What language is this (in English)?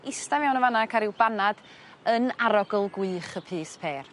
Welsh